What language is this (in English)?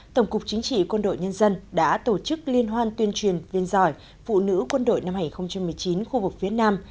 Vietnamese